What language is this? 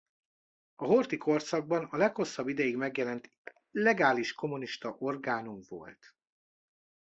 Hungarian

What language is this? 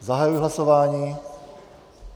Czech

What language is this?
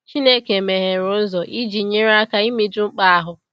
Igbo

